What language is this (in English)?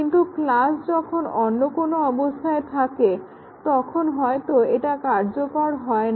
Bangla